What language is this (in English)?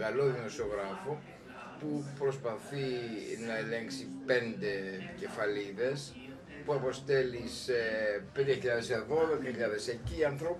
Greek